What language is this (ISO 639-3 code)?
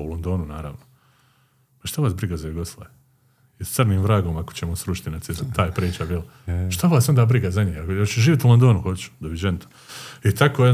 hrv